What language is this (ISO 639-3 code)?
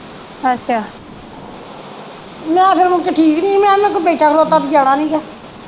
pan